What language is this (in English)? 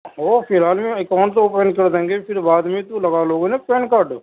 Urdu